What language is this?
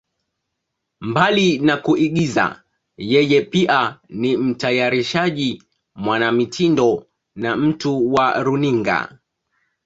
Swahili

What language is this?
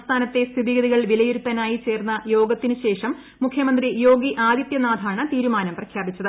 Malayalam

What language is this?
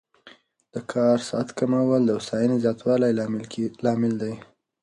Pashto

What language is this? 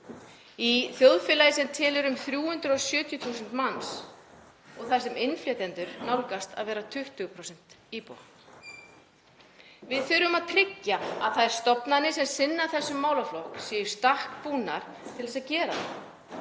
Icelandic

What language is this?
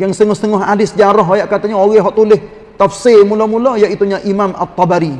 Malay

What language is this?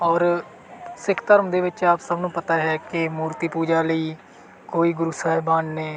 Punjabi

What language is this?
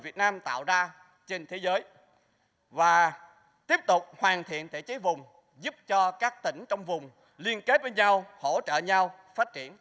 Vietnamese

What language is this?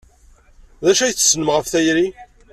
Kabyle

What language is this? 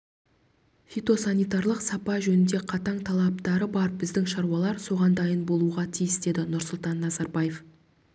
Kazakh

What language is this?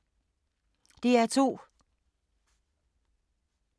Danish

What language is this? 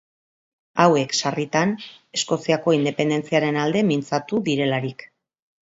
Basque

